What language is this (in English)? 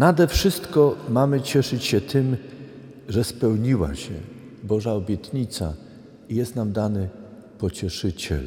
Polish